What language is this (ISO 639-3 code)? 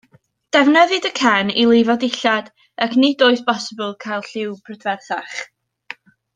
cym